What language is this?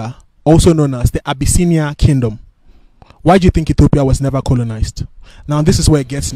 English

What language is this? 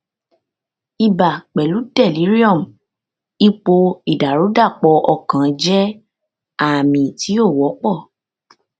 Yoruba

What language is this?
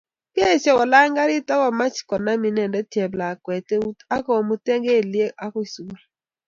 Kalenjin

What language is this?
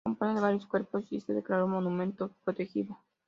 Spanish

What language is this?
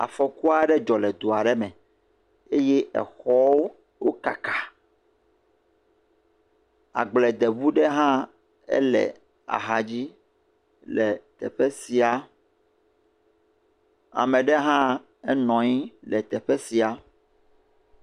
Ewe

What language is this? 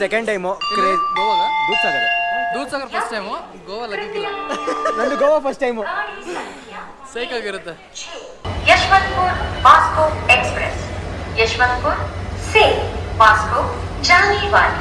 Kannada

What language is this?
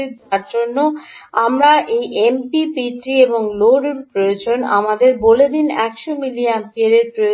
Bangla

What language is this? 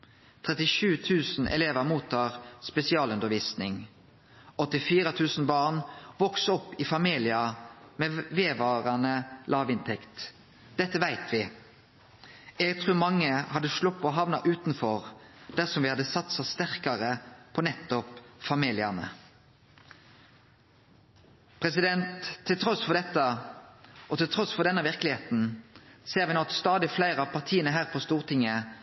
Norwegian Nynorsk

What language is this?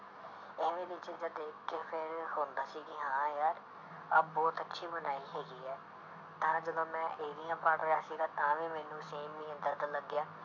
Punjabi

